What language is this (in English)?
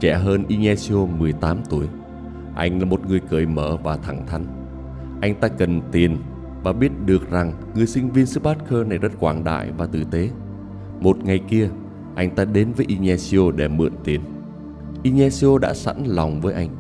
Vietnamese